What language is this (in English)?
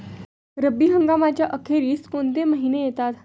Marathi